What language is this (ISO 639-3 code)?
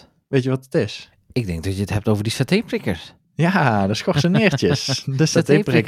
nld